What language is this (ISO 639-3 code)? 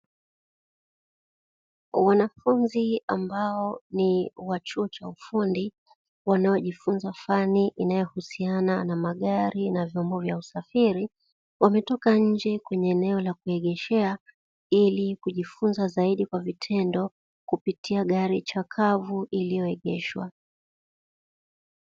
swa